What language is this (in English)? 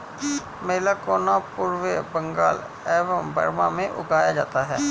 Hindi